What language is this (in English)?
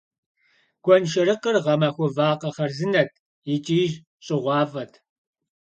Kabardian